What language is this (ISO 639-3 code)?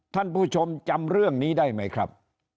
tha